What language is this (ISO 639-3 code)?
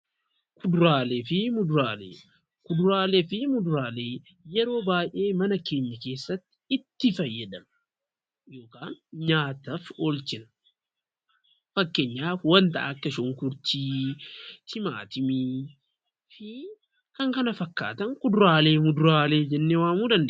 orm